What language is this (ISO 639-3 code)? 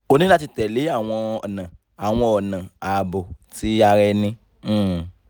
yor